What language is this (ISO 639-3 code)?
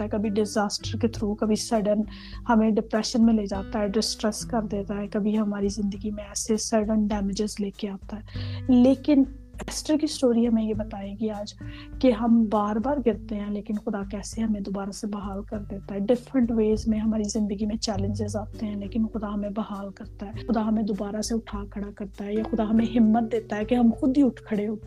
urd